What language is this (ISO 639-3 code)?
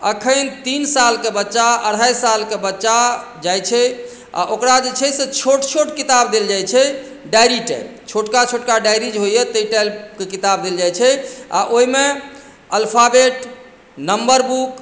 mai